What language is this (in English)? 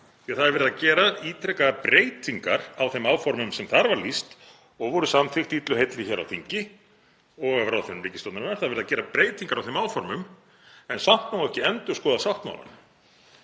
Icelandic